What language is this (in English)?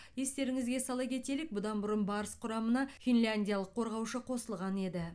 Kazakh